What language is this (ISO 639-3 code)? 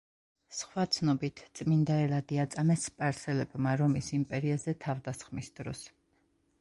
kat